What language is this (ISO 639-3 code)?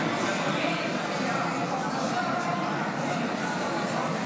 heb